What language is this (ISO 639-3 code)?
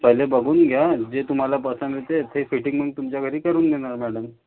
mar